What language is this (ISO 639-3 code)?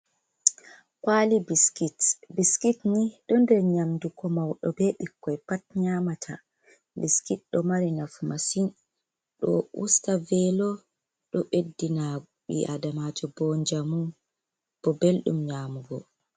ful